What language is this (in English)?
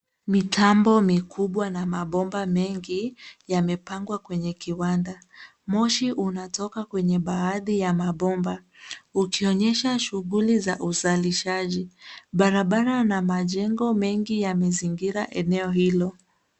Swahili